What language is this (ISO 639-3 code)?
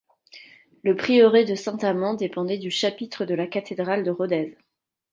fra